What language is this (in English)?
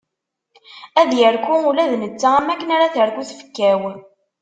Kabyle